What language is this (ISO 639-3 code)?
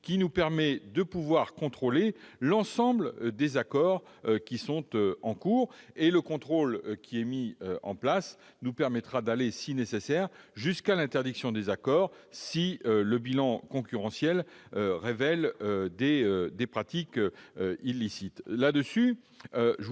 fra